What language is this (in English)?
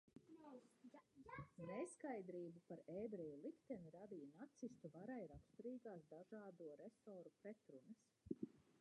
Latvian